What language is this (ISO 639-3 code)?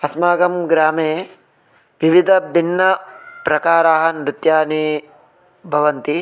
san